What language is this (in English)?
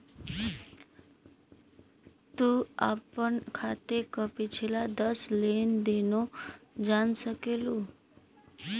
Bhojpuri